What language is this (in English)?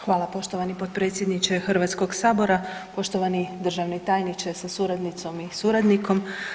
Croatian